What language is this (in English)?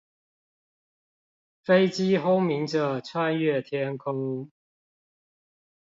Chinese